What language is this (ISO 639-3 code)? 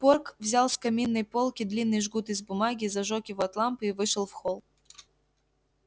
rus